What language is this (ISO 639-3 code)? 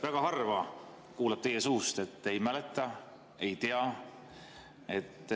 est